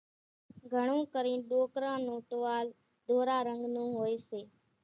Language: Kachi Koli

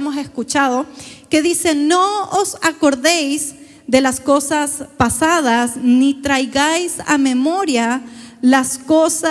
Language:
Spanish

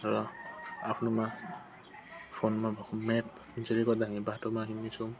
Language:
Nepali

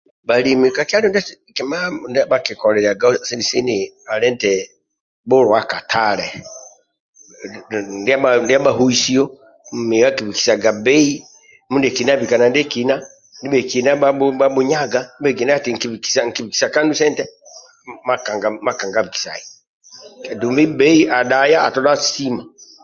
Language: Amba (Uganda)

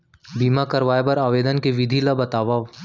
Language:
Chhattisgarhi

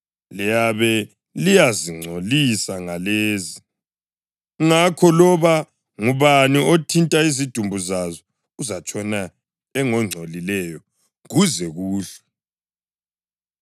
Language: North Ndebele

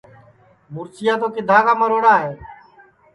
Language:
Sansi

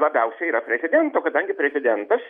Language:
Lithuanian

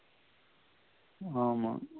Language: Tamil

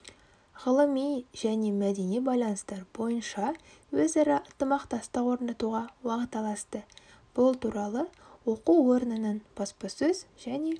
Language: Kazakh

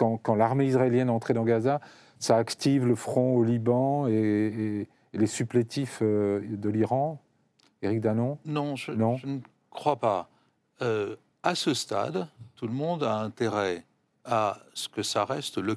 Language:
French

